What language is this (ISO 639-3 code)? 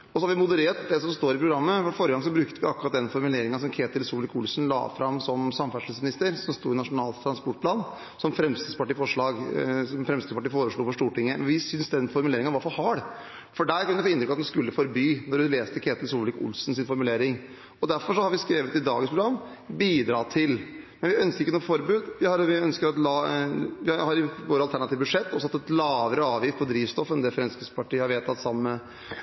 nob